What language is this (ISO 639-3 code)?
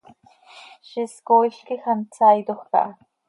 sei